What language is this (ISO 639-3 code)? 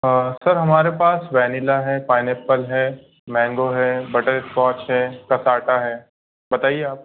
hin